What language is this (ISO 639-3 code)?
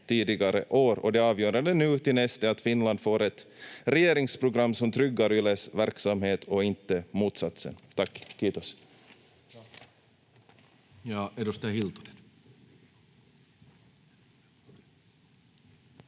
fin